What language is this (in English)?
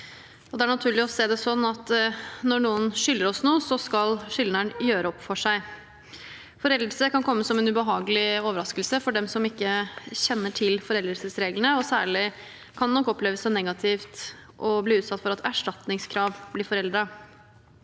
Norwegian